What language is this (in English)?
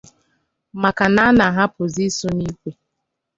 Igbo